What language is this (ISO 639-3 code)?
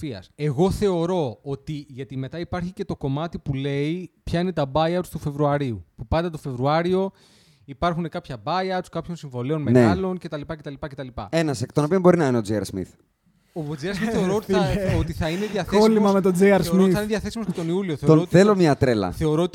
ell